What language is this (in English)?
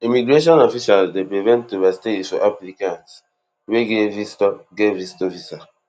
Nigerian Pidgin